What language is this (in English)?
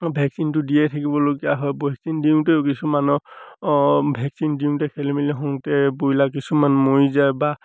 Assamese